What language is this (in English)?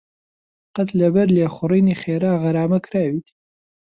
Central Kurdish